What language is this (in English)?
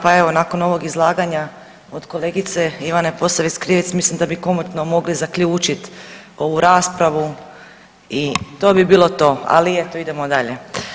Croatian